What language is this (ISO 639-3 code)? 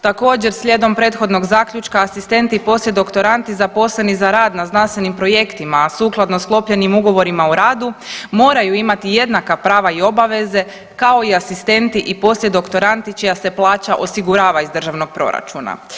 hrv